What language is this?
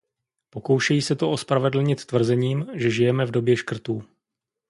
Czech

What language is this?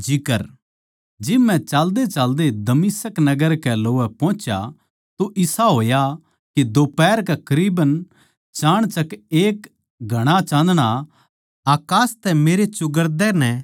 Haryanvi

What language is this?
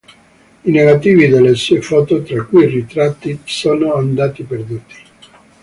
Italian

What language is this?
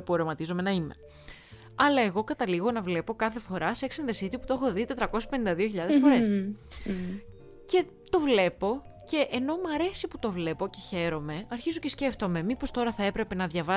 Greek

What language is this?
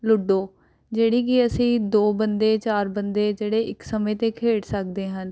Punjabi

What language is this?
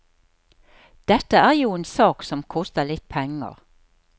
Norwegian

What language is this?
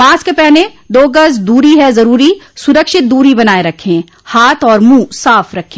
Hindi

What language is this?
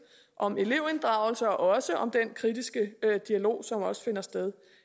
Danish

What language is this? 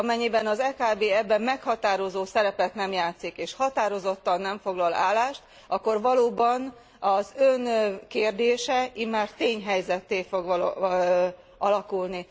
Hungarian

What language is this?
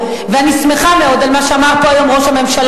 Hebrew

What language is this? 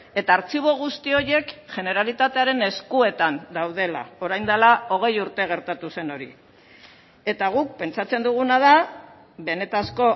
Basque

